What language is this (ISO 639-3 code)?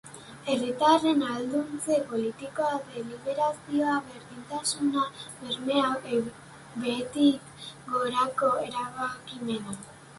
eus